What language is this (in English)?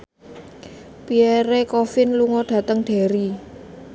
Javanese